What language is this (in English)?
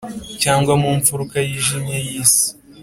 Kinyarwanda